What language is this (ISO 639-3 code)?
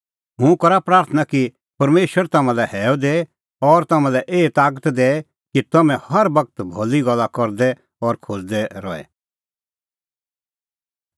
kfx